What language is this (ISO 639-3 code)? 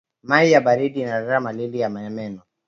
swa